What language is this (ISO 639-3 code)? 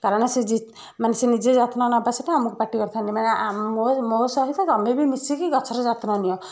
ori